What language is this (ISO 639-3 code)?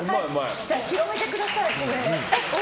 jpn